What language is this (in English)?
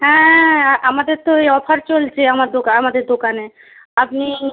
Bangla